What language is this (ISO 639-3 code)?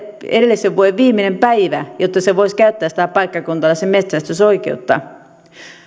fin